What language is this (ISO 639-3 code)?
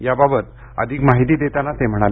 mar